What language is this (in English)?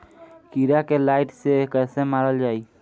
Bhojpuri